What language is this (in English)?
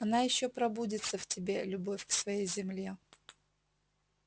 Russian